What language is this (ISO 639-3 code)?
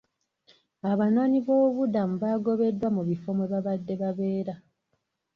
lug